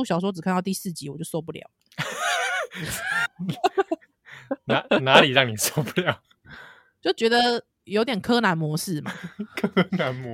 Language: Chinese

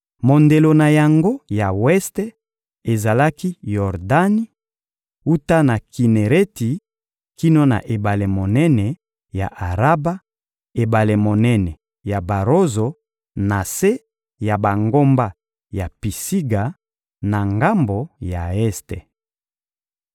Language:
Lingala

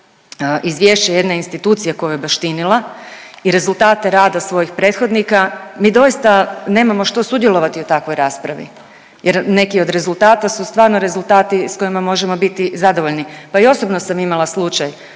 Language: Croatian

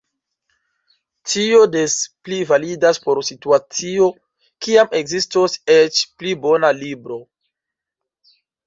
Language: Esperanto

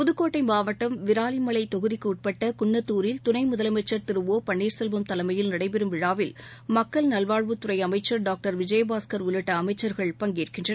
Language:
Tamil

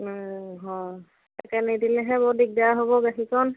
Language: Assamese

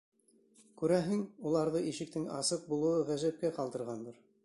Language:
Bashkir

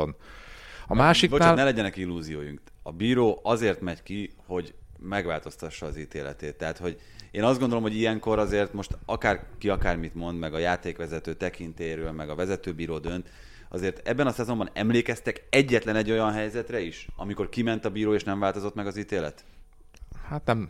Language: Hungarian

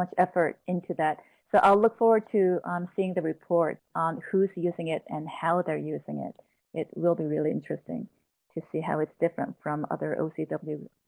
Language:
English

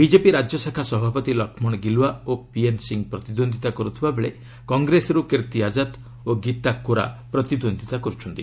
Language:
Odia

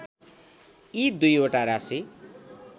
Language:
Nepali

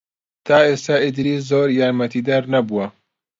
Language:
Central Kurdish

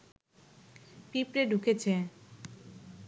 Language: Bangla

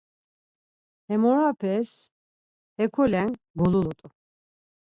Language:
Laz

